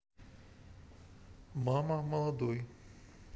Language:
Russian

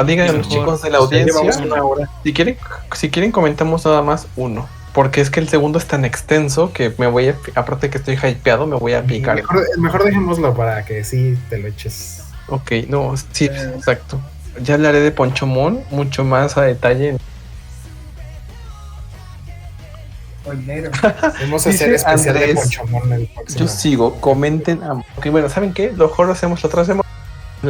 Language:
Spanish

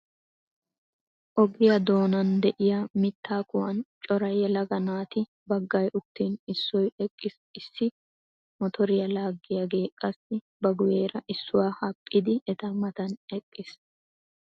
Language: Wolaytta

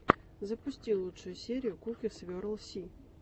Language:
Russian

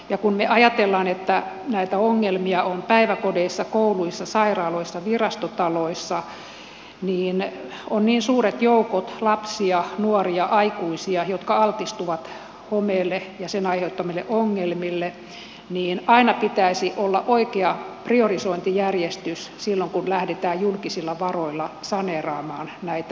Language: Finnish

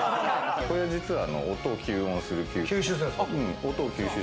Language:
Japanese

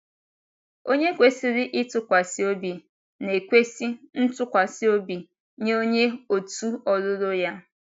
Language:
Igbo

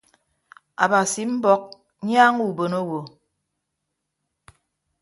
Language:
Ibibio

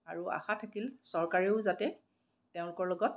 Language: Assamese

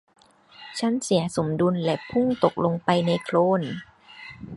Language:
Thai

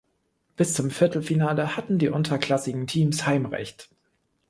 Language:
German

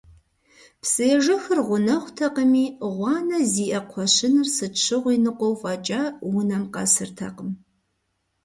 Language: Kabardian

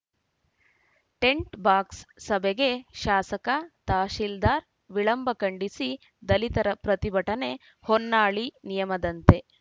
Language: Kannada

